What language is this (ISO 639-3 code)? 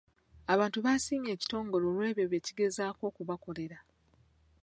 lug